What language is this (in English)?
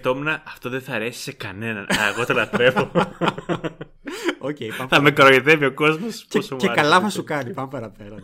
Greek